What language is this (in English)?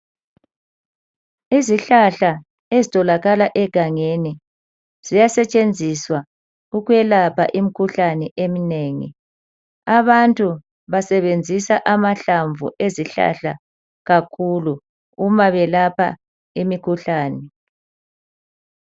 North Ndebele